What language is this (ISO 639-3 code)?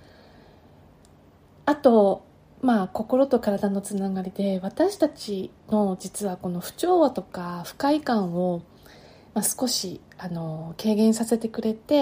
jpn